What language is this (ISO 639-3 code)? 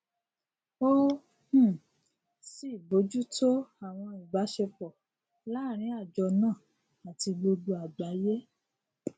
yor